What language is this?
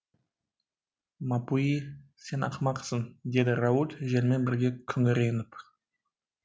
Kazakh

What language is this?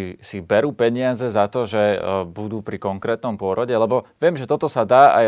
Slovak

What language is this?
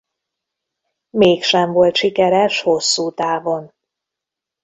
Hungarian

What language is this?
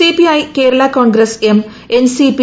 Malayalam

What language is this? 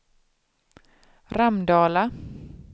Swedish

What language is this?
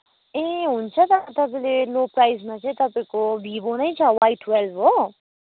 Nepali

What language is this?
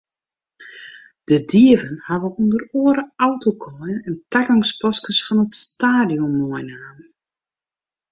Western Frisian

